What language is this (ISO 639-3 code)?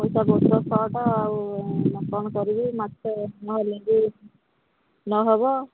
ori